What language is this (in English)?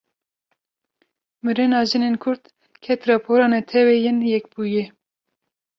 Kurdish